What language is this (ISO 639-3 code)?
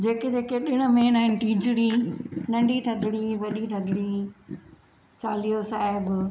snd